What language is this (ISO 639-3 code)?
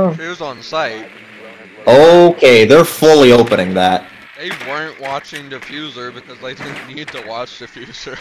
eng